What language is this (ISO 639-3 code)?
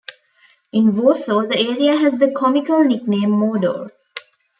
eng